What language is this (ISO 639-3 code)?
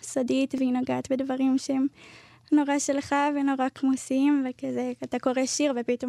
heb